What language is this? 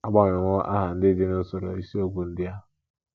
Igbo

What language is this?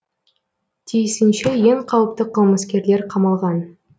Kazakh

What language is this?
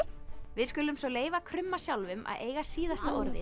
Icelandic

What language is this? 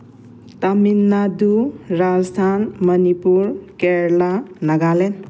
Manipuri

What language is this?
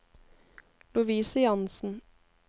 Norwegian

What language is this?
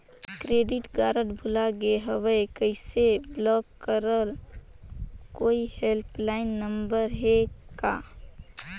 Chhattisgarhi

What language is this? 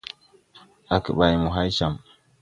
Tupuri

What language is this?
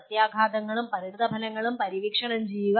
Malayalam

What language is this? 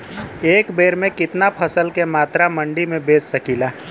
Bhojpuri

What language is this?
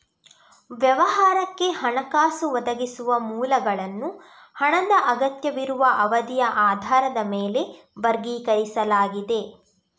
Kannada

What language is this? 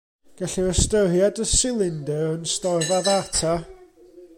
Welsh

